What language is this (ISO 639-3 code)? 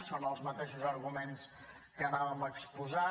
cat